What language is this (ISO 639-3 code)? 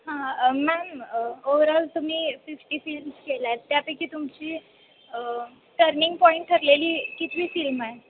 mar